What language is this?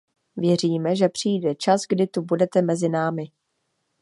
Czech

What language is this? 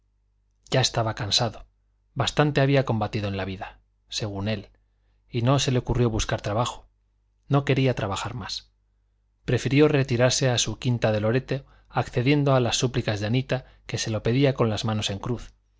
Spanish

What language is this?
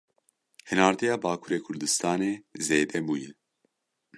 Kurdish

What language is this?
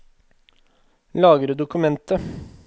Norwegian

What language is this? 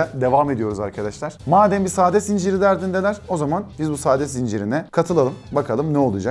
Turkish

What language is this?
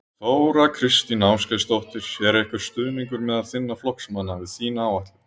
Icelandic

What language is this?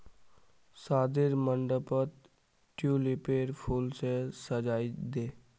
Magahi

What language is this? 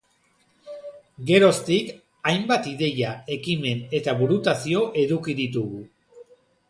Basque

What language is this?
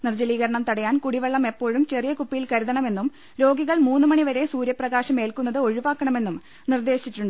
Malayalam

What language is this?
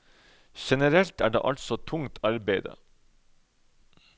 Norwegian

